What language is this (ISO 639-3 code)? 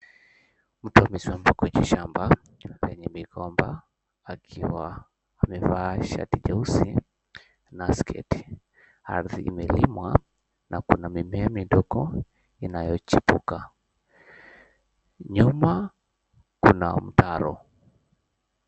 swa